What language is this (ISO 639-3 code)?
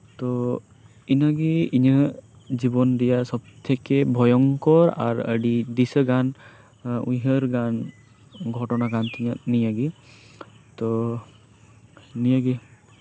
sat